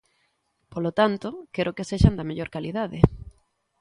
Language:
Galician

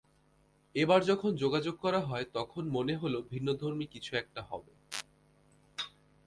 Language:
Bangla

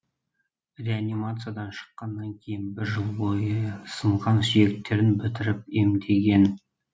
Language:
Kazakh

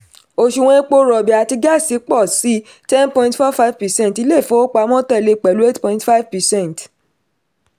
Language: Yoruba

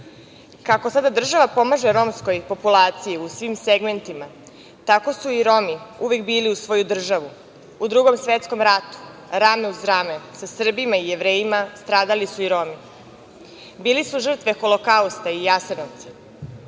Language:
Serbian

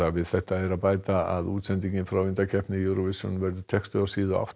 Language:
Icelandic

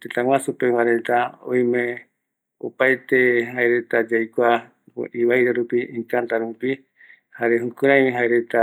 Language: Eastern Bolivian Guaraní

